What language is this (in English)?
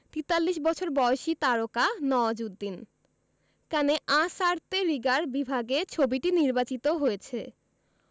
Bangla